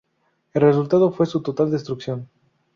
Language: Spanish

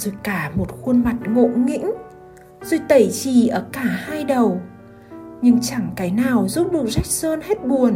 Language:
Vietnamese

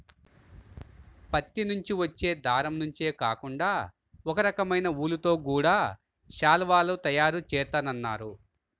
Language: Telugu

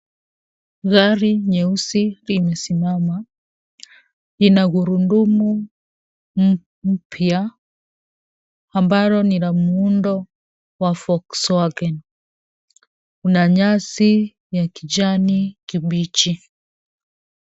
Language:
Swahili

